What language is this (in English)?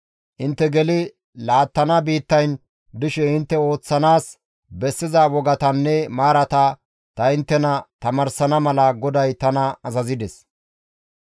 Gamo